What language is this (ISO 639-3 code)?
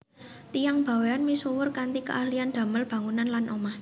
jav